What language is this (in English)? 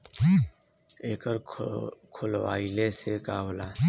Bhojpuri